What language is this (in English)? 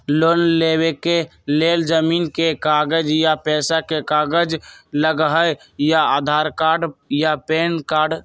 Magahi